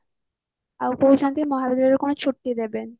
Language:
Odia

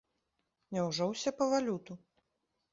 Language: Belarusian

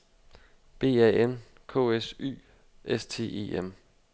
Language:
Danish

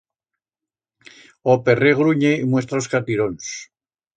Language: Aragonese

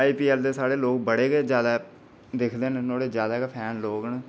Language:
Dogri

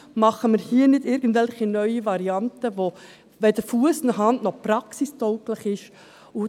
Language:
Swiss German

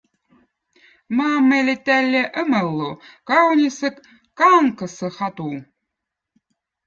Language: Votic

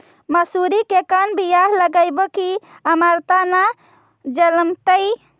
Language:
Magahi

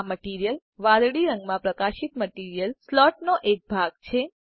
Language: Gujarati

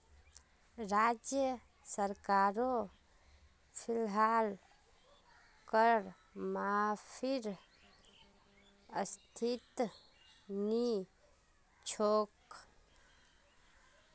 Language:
Magahi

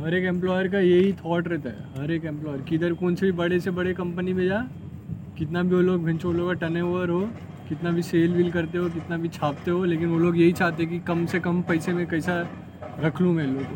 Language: Hindi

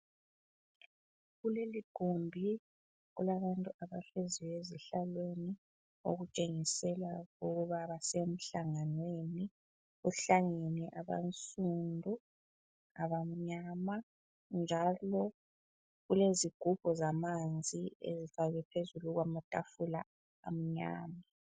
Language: North Ndebele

